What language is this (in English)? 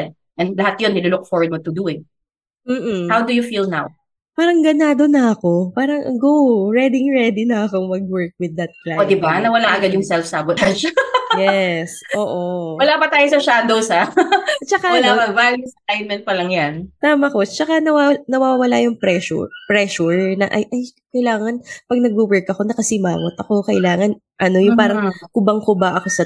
Filipino